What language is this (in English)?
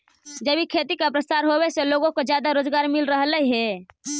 Magahi